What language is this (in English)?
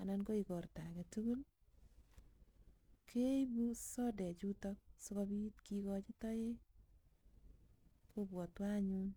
Kalenjin